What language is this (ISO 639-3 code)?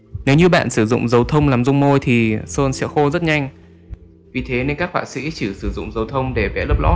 vie